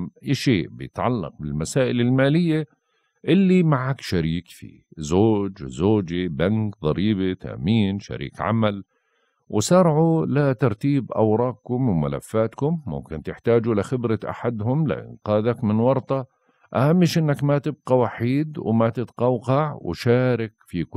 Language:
Arabic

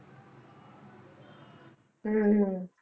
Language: Punjabi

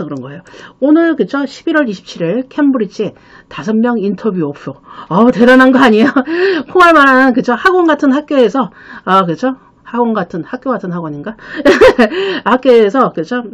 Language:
Korean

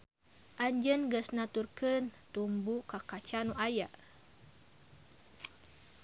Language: Sundanese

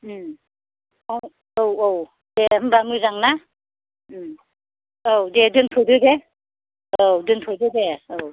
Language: Bodo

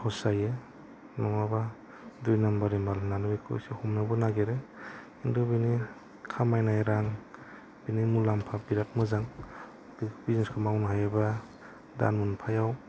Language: Bodo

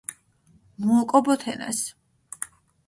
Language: Mingrelian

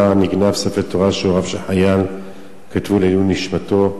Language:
Hebrew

